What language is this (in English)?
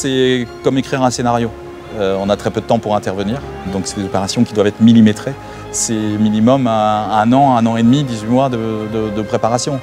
French